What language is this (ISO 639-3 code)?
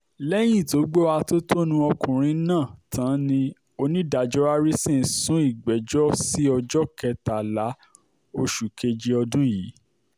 yor